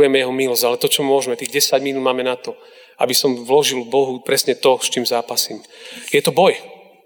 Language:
Slovak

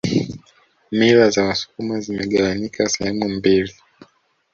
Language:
Swahili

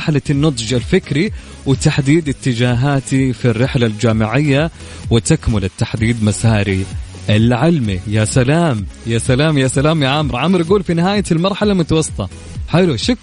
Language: Arabic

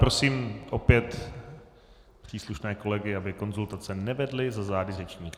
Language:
Czech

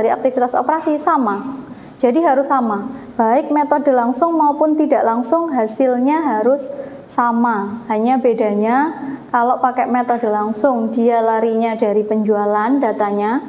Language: Indonesian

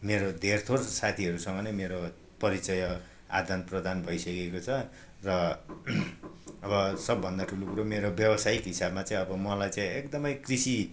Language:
Nepali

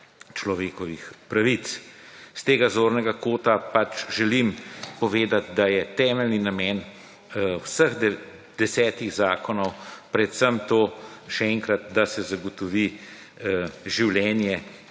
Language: Slovenian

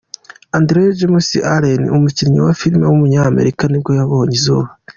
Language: Kinyarwanda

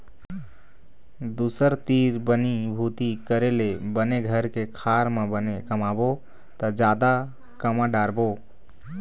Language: Chhattisgarhi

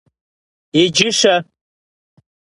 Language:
Kabardian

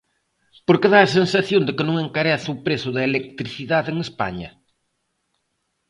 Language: Galician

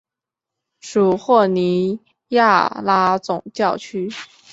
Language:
Chinese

